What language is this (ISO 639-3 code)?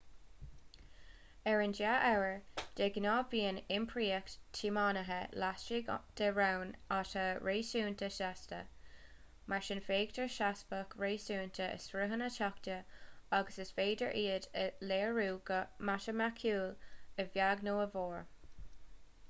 gle